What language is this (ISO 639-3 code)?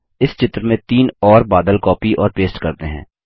hin